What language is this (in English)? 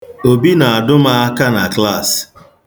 Igbo